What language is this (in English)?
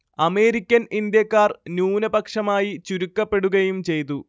Malayalam